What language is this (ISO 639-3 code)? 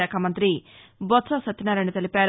tel